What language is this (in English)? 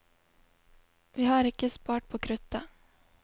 Norwegian